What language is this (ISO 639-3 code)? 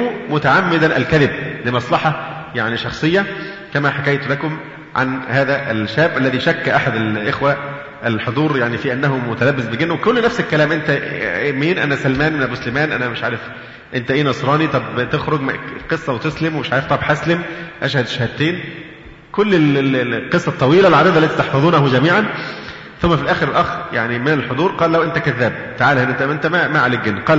ara